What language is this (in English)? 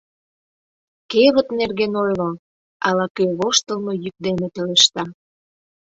Mari